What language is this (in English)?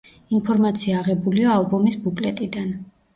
Georgian